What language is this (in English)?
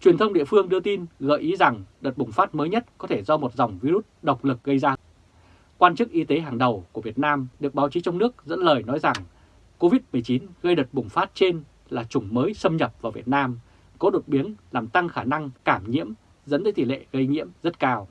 Vietnamese